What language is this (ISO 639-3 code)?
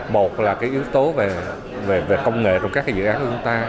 vie